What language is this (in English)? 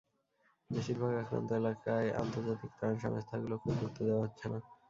Bangla